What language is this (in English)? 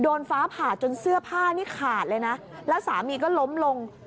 Thai